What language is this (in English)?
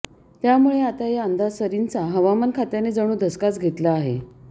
Marathi